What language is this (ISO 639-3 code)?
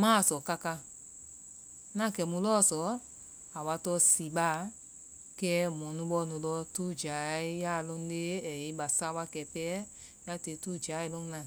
vai